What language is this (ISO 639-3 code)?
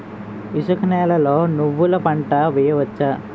tel